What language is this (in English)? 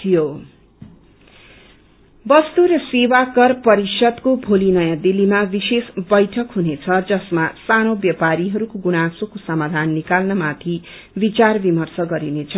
Nepali